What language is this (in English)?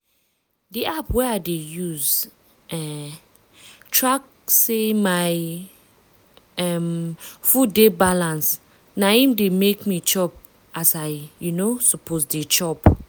Nigerian Pidgin